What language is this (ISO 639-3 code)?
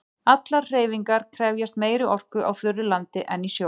isl